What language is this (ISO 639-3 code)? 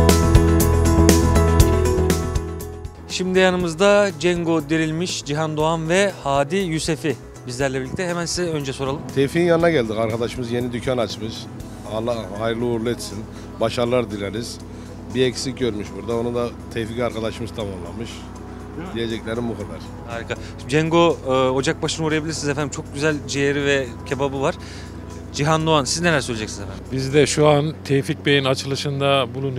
tur